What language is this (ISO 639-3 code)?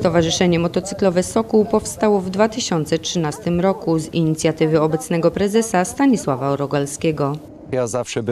pol